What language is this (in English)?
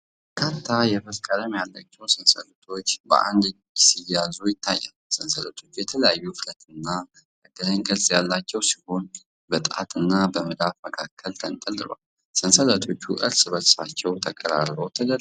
Amharic